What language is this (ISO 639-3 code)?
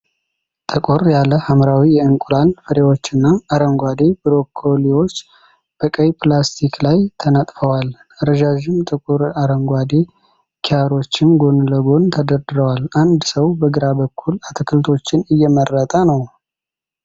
amh